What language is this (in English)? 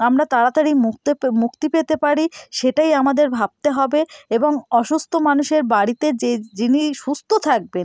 Bangla